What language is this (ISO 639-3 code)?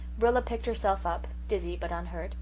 eng